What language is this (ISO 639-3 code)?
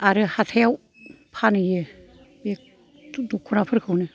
brx